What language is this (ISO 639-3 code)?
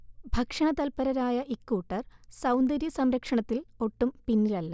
mal